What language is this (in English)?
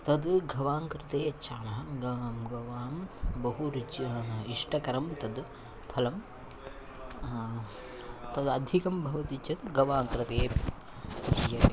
Sanskrit